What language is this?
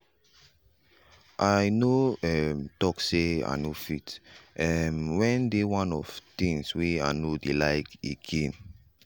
Nigerian Pidgin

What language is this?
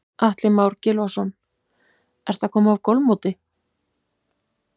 Icelandic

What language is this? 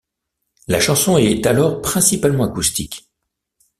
French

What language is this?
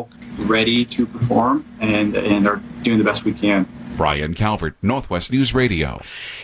English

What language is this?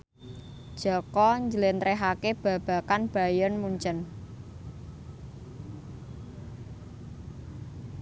Javanese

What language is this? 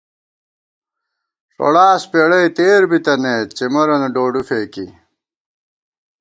Gawar-Bati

